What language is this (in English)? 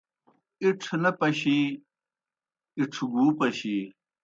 Kohistani Shina